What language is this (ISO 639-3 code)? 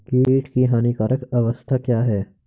hin